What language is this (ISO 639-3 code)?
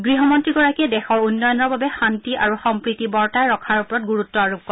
asm